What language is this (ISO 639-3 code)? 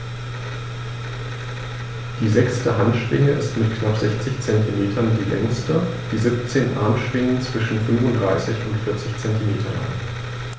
deu